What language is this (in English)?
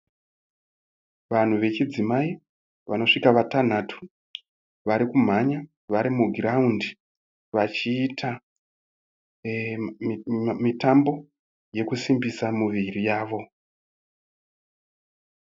Shona